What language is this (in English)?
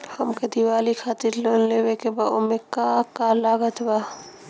Bhojpuri